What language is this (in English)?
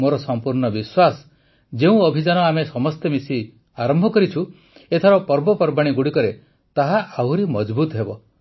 Odia